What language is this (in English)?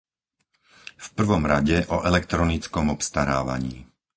Slovak